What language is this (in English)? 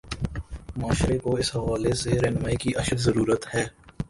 Urdu